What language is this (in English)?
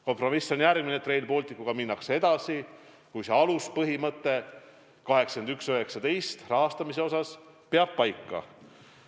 Estonian